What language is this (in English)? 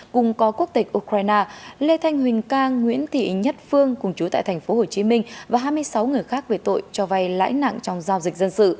Vietnamese